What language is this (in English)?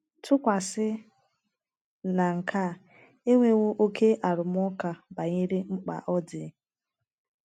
Igbo